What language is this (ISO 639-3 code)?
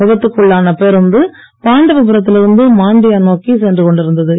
tam